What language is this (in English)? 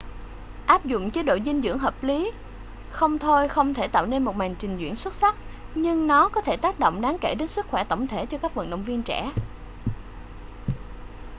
Vietnamese